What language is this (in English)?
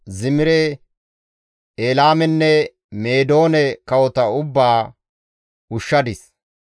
Gamo